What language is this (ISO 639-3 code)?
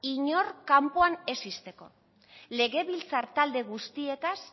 eus